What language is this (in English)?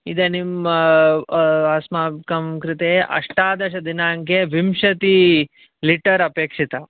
Sanskrit